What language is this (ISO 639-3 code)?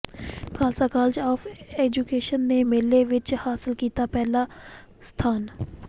pan